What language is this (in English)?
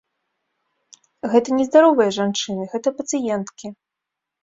Belarusian